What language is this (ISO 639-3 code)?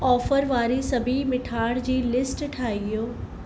snd